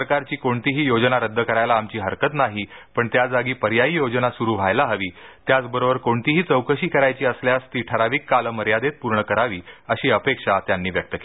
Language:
Marathi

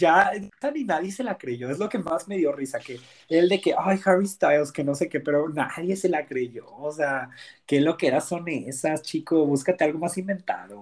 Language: Spanish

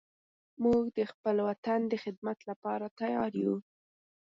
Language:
Pashto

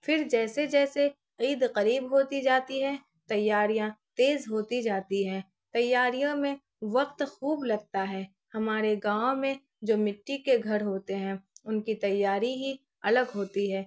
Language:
Urdu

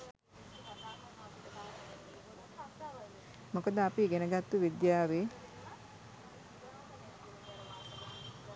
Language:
Sinhala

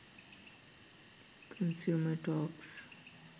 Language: Sinhala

